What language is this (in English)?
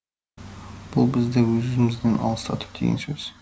Kazakh